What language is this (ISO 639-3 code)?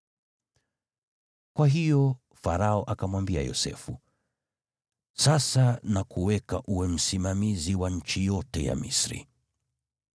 swa